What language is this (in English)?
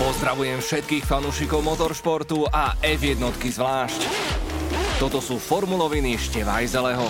Slovak